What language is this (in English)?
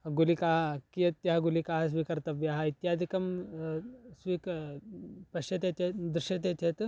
Sanskrit